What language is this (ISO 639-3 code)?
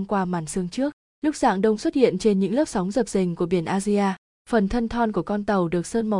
vie